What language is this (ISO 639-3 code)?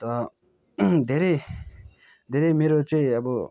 nep